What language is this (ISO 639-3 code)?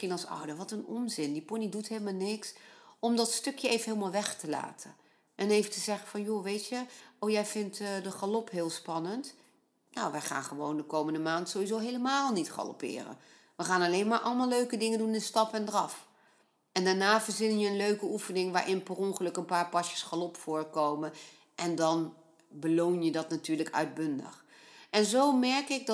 nld